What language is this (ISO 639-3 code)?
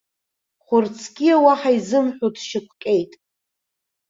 abk